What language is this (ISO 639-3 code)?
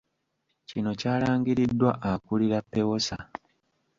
lug